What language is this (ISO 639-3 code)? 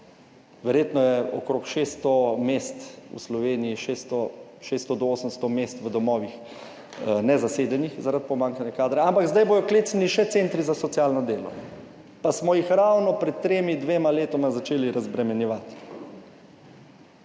slv